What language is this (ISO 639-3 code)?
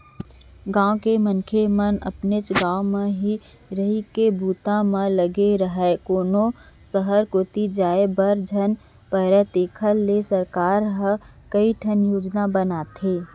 hne